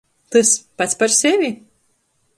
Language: Latgalian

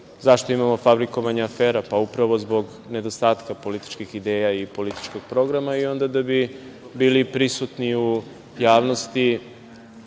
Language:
Serbian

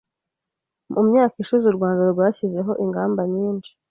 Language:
Kinyarwanda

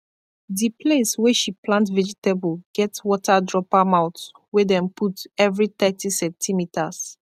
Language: Nigerian Pidgin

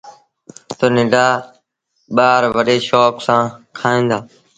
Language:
Sindhi Bhil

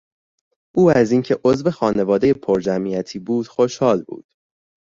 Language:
Persian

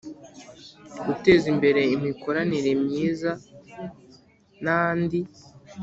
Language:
Kinyarwanda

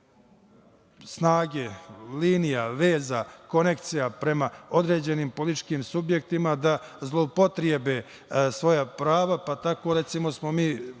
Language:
Serbian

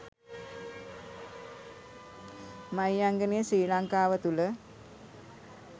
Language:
Sinhala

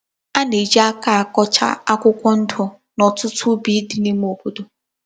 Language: Igbo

